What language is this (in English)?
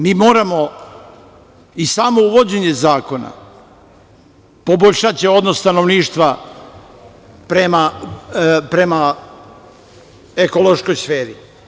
Serbian